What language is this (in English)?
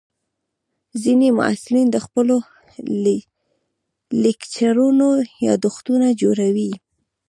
Pashto